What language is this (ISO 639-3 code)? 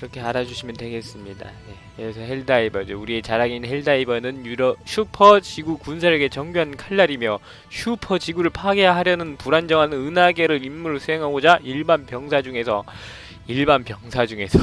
kor